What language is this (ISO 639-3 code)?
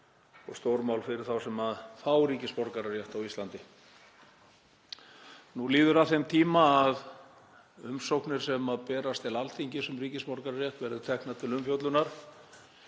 isl